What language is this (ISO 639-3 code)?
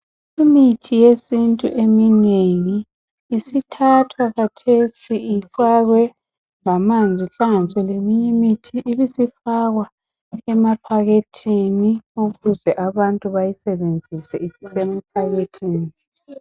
nde